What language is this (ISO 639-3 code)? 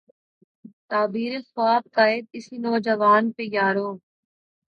urd